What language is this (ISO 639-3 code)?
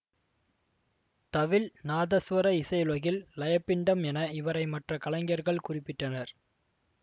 tam